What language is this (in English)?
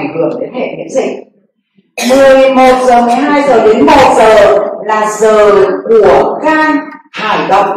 Vietnamese